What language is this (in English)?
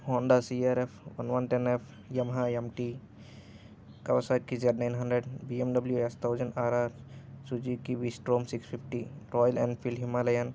Telugu